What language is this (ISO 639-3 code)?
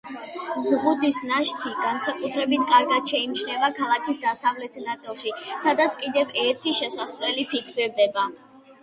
kat